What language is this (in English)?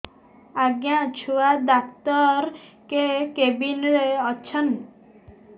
Odia